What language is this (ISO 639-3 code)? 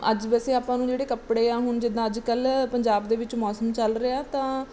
pan